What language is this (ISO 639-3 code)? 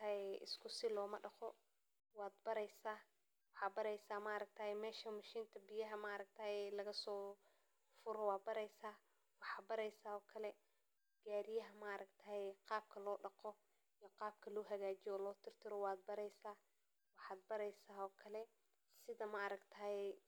som